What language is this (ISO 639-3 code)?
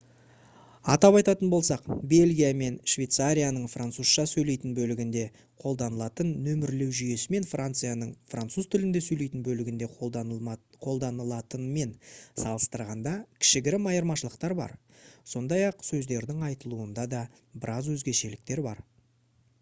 kaz